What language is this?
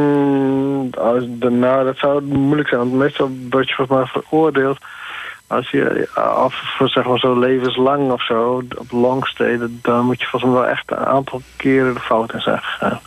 Dutch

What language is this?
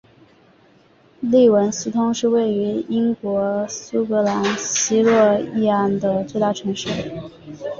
Chinese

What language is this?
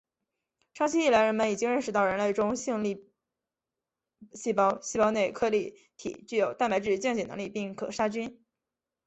Chinese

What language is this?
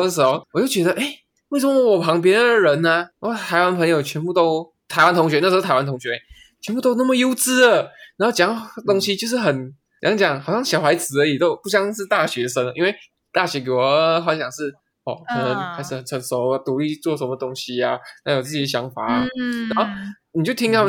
Chinese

